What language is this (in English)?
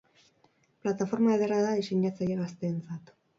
Basque